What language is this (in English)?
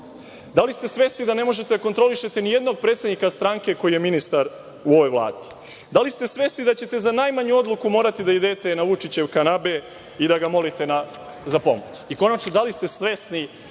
Serbian